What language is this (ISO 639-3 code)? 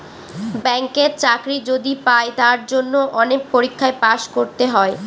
ben